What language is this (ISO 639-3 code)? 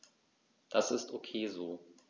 deu